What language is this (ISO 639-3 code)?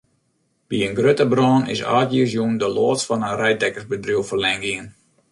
fry